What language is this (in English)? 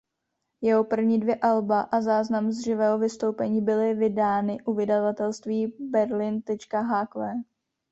Czech